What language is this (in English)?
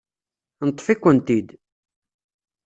Kabyle